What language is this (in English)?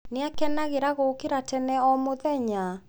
Kikuyu